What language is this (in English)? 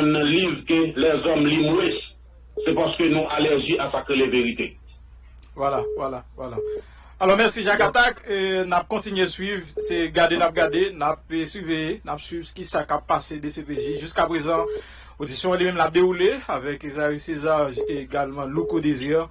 French